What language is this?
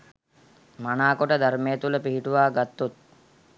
Sinhala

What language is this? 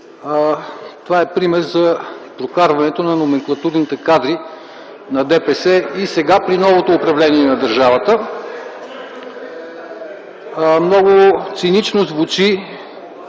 Bulgarian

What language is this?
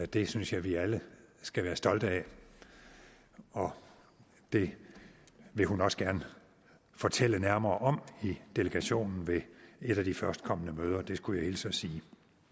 Danish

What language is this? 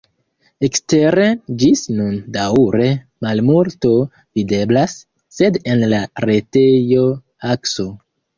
Esperanto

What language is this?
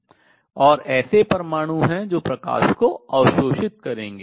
Hindi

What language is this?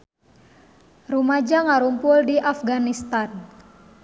Sundanese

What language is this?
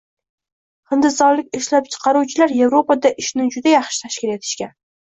Uzbek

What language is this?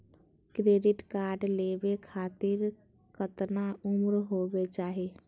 Magahi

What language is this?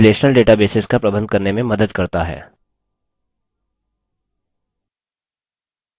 Hindi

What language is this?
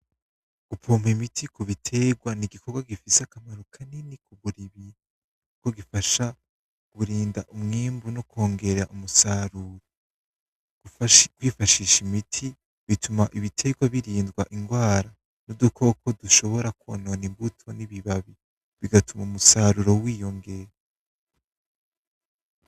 Rundi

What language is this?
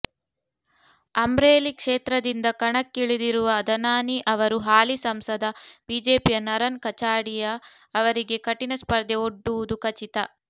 Kannada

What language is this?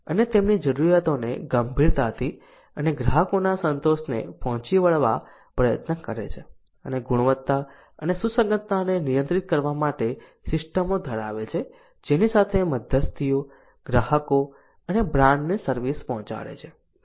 Gujarati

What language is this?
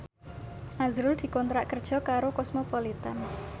Javanese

